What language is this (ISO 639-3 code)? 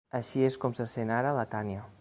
cat